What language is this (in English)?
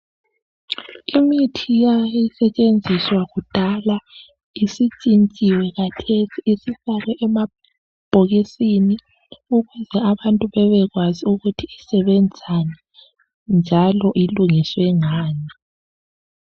North Ndebele